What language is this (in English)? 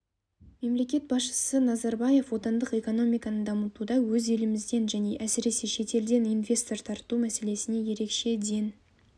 Kazakh